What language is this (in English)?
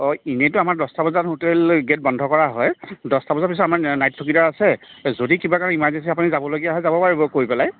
Assamese